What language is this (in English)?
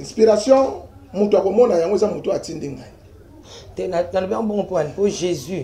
French